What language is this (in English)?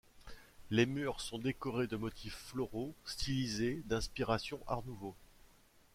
French